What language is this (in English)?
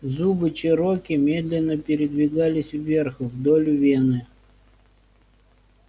Russian